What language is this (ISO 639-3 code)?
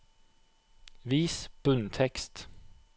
nor